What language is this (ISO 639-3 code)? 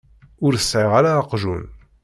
kab